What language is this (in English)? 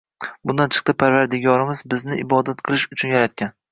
Uzbek